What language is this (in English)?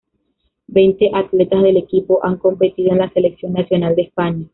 Spanish